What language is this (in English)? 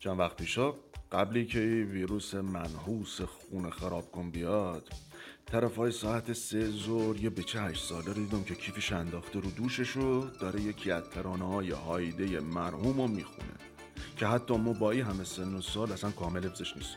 Persian